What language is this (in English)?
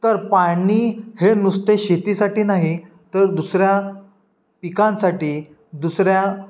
Marathi